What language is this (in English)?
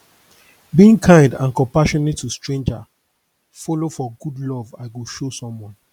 Nigerian Pidgin